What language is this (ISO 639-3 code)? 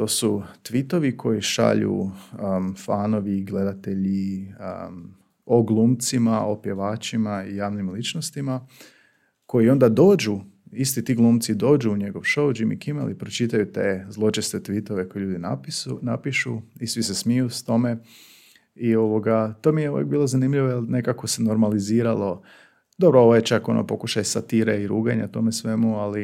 hrv